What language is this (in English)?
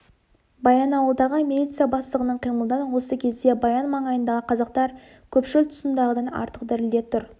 Kazakh